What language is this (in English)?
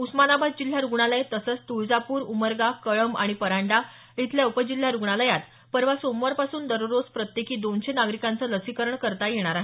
Marathi